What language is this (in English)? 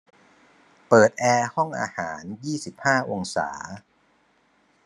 Thai